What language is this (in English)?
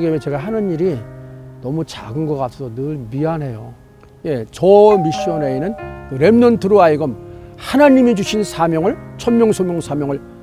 Korean